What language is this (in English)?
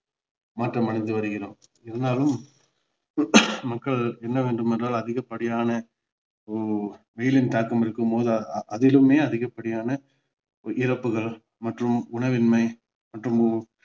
Tamil